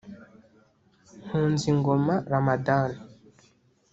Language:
Kinyarwanda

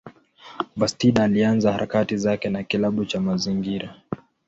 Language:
Swahili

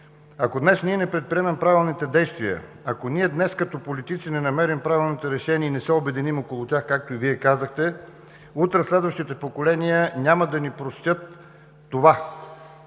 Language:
Bulgarian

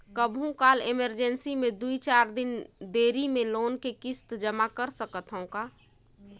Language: Chhattisgarhi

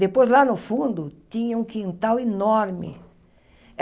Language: Portuguese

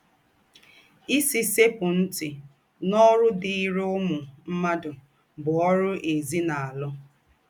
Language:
Igbo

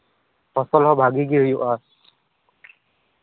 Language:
Santali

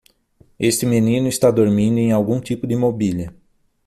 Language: Portuguese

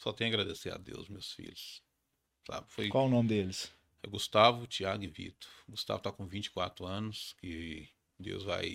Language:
Portuguese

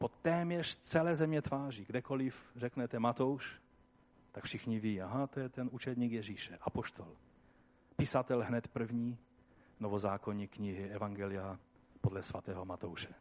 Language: Czech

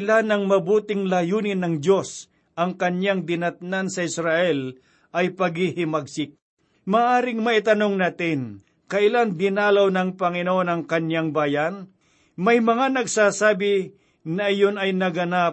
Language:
Filipino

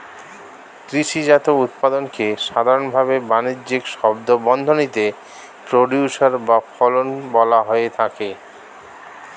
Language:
Bangla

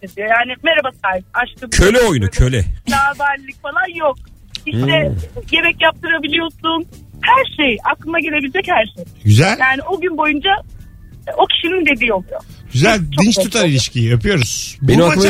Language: Turkish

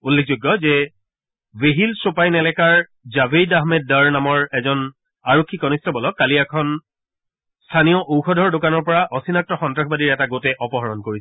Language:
Assamese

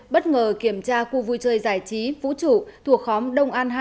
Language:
Vietnamese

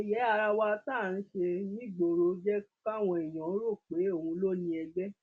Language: Yoruba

